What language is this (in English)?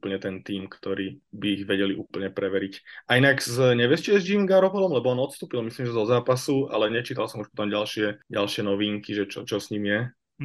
Slovak